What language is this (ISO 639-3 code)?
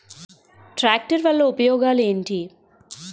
tel